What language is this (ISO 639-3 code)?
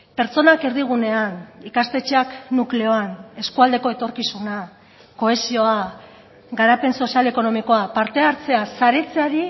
eus